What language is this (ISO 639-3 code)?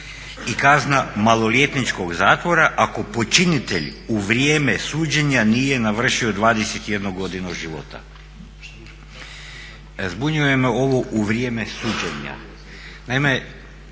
hrv